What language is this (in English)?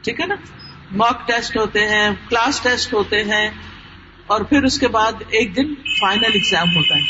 Urdu